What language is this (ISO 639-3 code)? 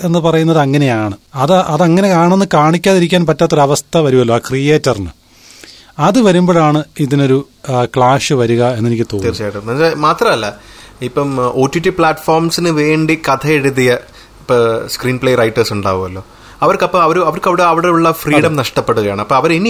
mal